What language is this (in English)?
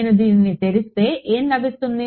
Telugu